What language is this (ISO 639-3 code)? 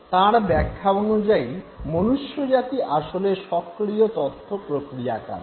ben